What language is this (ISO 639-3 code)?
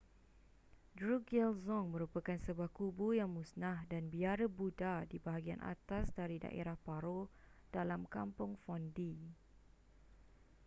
msa